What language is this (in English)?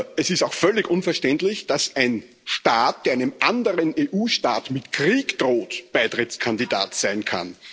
German